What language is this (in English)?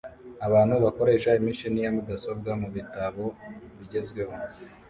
Kinyarwanda